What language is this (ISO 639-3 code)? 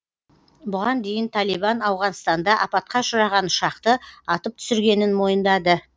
kaz